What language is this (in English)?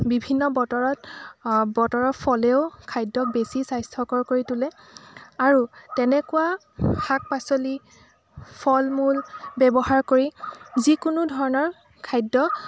Assamese